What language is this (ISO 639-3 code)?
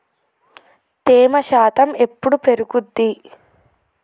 tel